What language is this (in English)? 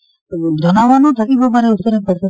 Assamese